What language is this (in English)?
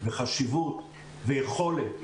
Hebrew